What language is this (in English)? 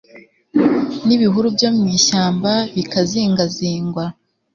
Kinyarwanda